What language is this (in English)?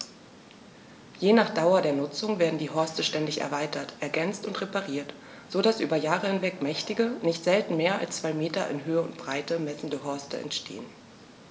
German